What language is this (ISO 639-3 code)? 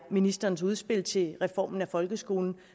dan